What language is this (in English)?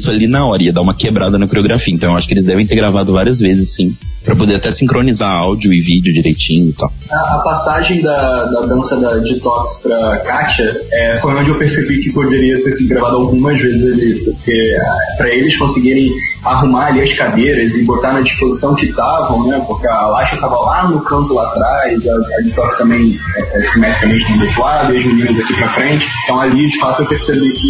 Portuguese